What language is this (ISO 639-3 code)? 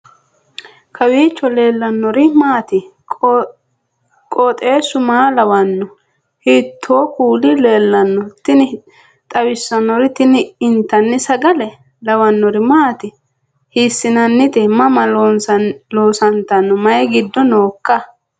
sid